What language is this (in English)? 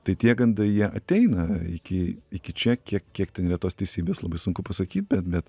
Lithuanian